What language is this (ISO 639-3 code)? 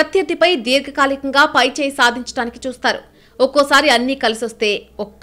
tel